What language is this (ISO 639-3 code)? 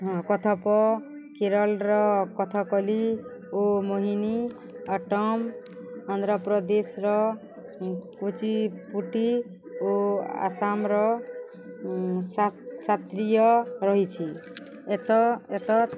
ori